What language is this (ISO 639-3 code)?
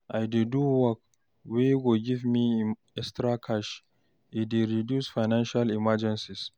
pcm